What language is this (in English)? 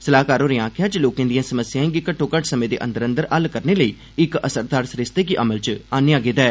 Dogri